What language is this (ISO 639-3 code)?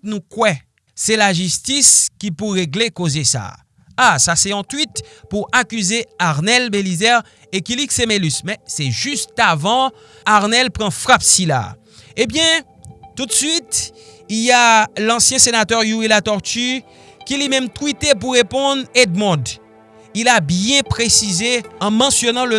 fra